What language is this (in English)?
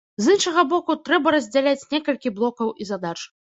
Belarusian